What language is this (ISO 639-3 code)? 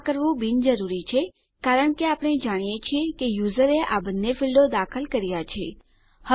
guj